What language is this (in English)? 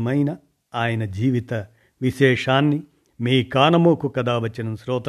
Telugu